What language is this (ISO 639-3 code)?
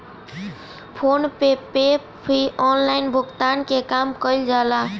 bho